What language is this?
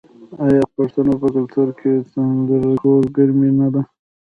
Pashto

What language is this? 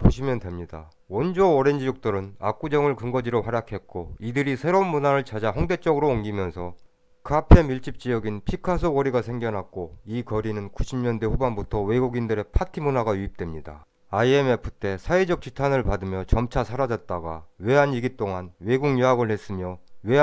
Korean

